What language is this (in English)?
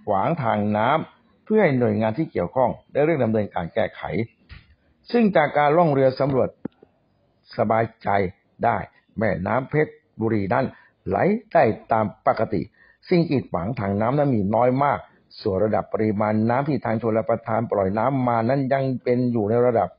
Thai